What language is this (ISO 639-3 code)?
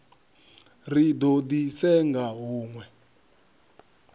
ven